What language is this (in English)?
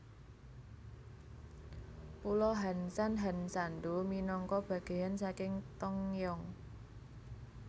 Javanese